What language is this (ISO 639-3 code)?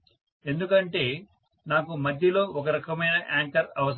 tel